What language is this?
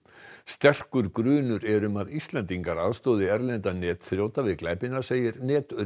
Icelandic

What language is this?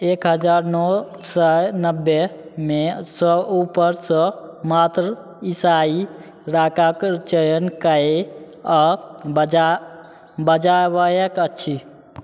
Maithili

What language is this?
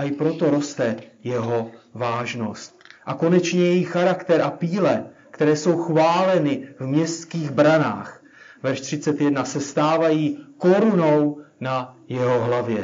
Czech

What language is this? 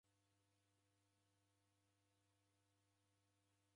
Taita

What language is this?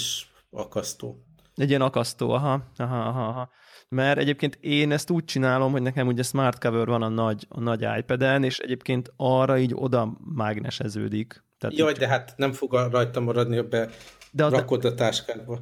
Hungarian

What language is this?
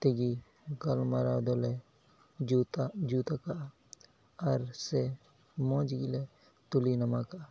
Santali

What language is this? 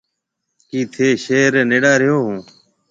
Marwari (Pakistan)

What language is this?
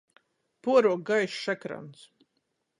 Latgalian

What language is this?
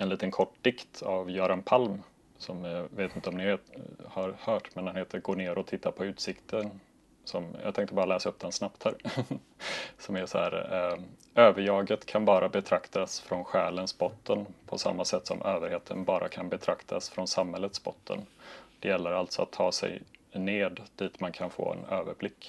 Swedish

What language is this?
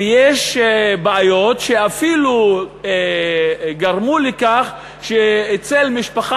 Hebrew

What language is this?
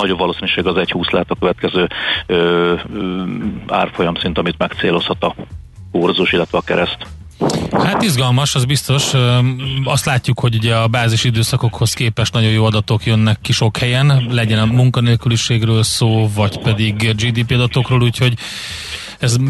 Hungarian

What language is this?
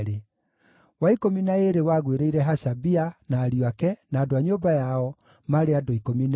Kikuyu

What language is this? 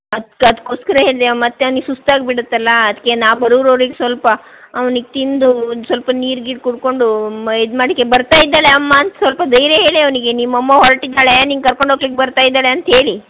Kannada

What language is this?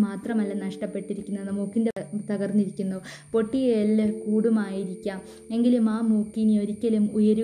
Malayalam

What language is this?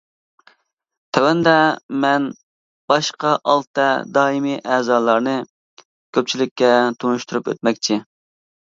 Uyghur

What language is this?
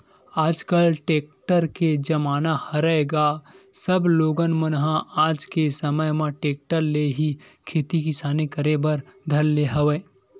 Chhattisgarhi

